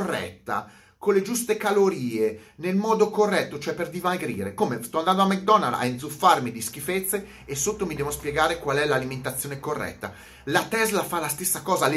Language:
Italian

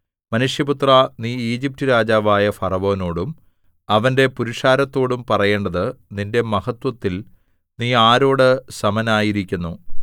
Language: Malayalam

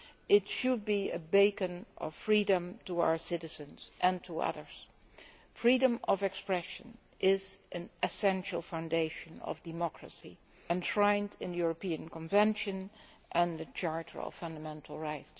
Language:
English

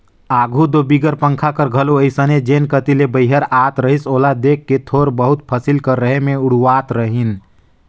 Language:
Chhattisgarhi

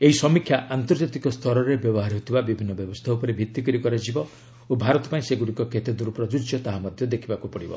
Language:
Odia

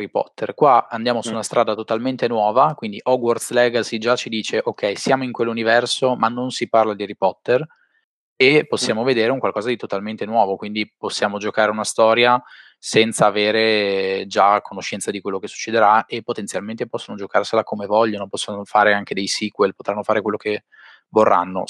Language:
Italian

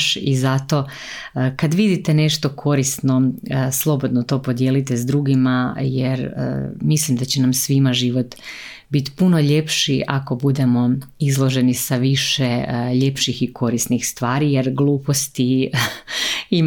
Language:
Croatian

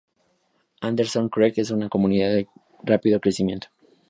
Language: Spanish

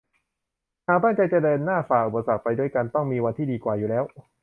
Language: Thai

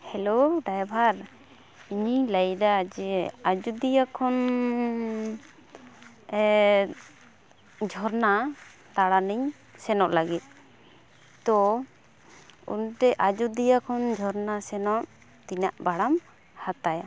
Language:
Santali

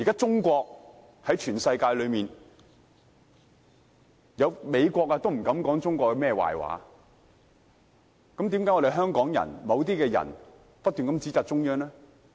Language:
Cantonese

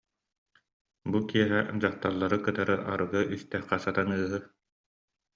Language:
Yakut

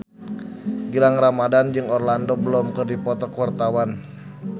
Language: Sundanese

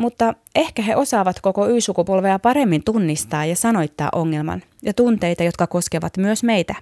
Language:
Finnish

